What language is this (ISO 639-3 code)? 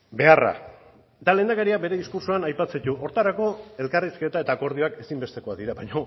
eus